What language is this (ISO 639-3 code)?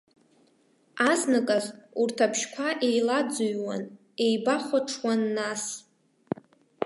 abk